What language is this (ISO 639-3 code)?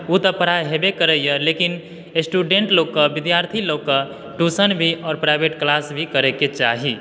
mai